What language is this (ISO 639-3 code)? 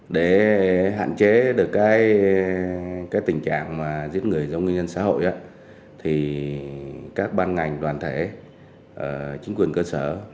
vie